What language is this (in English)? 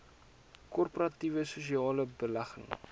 Afrikaans